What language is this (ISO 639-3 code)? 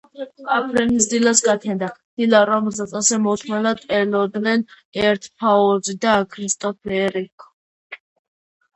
kat